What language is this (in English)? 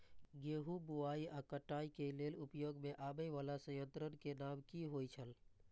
Maithili